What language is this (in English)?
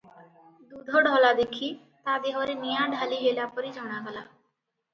Odia